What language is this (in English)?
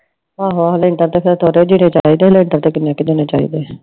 Punjabi